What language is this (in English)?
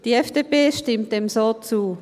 Swiss German